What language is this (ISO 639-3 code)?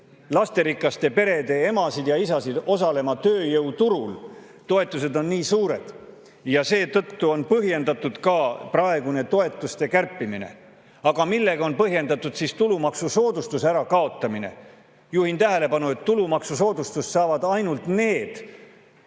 est